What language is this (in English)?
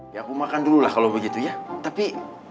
Indonesian